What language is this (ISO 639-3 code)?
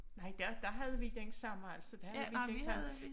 dan